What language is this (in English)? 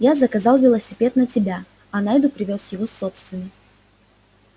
Russian